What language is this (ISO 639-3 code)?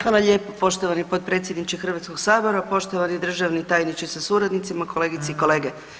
hrv